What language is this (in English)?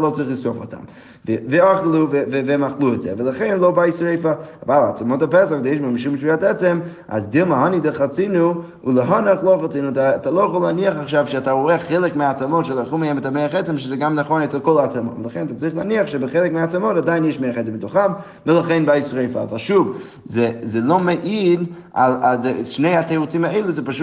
Hebrew